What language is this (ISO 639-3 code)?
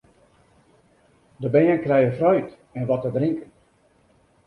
fry